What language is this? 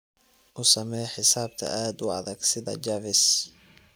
Somali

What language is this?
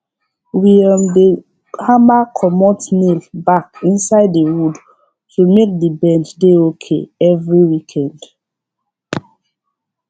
Nigerian Pidgin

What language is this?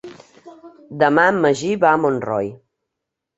Catalan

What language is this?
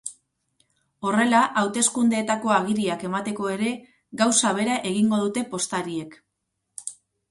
Basque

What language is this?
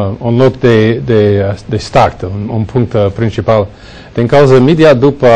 Romanian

